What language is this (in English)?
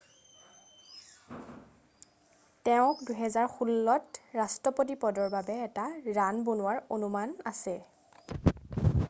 Assamese